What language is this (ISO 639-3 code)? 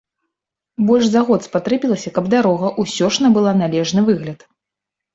bel